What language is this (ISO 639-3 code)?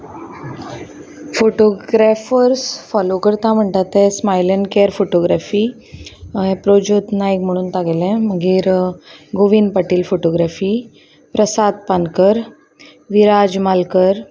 kok